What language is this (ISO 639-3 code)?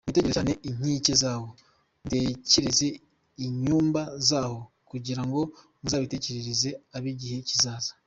kin